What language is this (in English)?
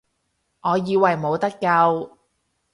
Cantonese